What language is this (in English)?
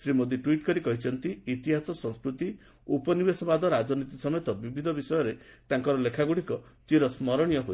Odia